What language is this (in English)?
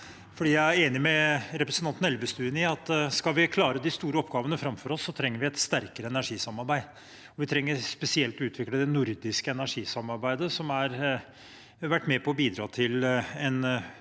Norwegian